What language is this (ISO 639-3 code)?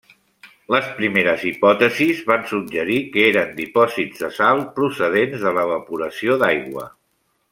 cat